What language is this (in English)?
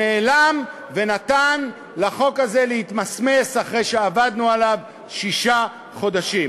Hebrew